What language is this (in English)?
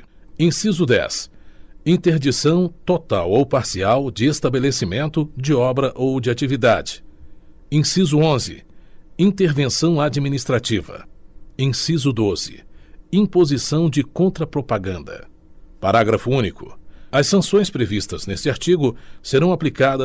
Portuguese